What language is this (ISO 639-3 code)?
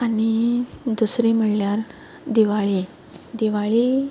kok